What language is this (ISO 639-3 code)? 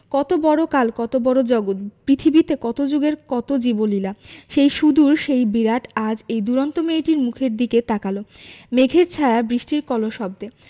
ben